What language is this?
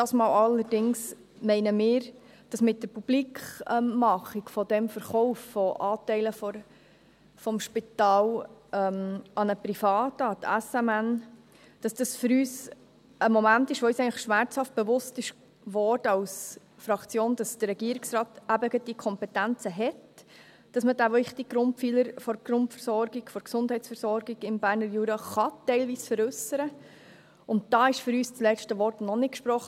Swiss German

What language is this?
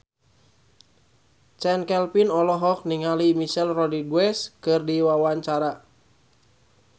Sundanese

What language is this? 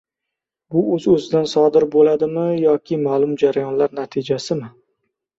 Uzbek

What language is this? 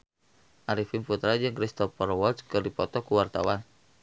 Sundanese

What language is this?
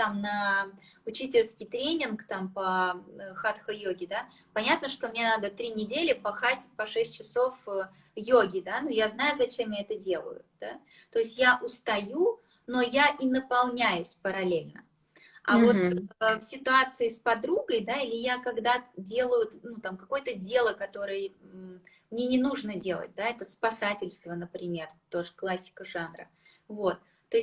Russian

